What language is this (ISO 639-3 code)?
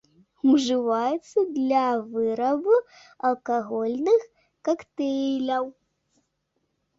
bel